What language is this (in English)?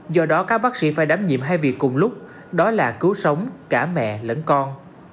Vietnamese